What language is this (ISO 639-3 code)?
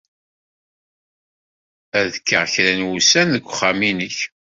kab